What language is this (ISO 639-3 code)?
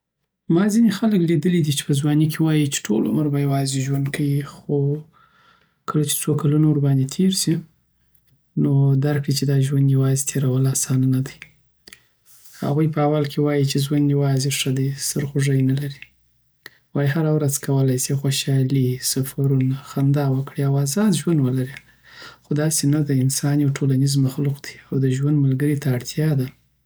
pbt